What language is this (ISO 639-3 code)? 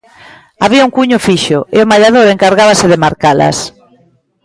glg